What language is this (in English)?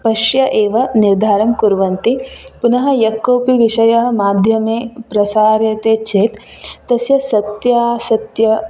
Sanskrit